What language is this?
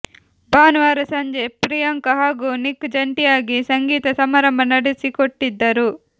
Kannada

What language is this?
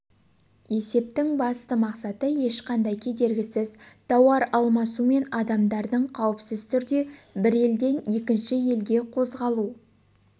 Kazakh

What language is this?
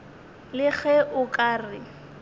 Northern Sotho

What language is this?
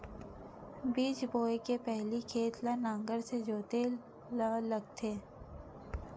Chhattisgarhi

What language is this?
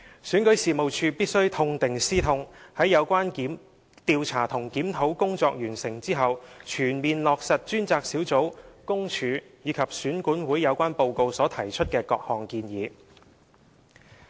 Cantonese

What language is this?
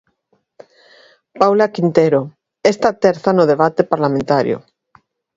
Galician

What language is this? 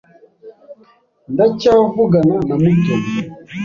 Kinyarwanda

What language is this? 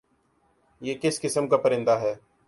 Urdu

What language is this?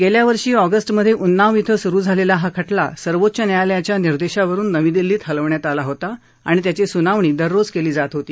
Marathi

